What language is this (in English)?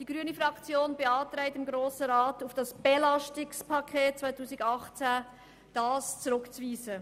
Swiss German